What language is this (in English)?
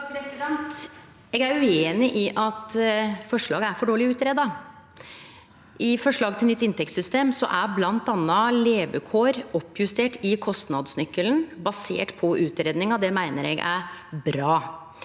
Norwegian